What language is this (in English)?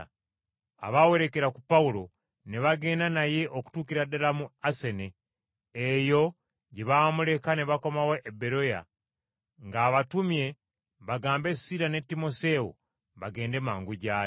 Ganda